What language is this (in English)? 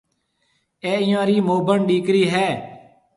Marwari (Pakistan)